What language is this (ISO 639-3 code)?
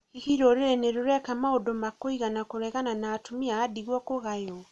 kik